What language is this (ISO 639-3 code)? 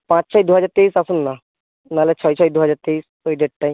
ben